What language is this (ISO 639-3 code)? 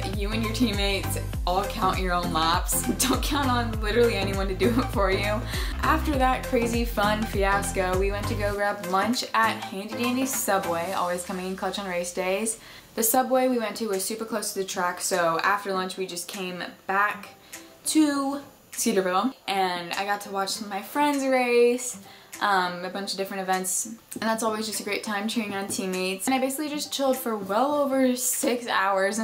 eng